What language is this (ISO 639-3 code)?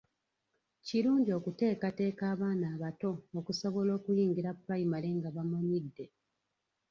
lug